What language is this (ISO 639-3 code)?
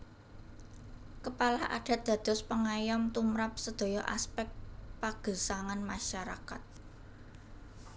jav